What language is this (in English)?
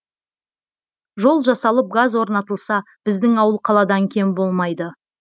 Kazakh